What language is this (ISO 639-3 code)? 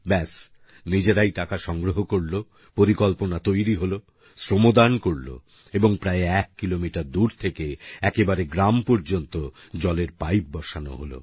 ben